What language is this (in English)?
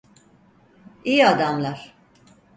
Turkish